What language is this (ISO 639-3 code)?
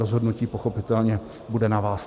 ces